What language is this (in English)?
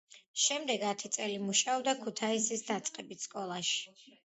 Georgian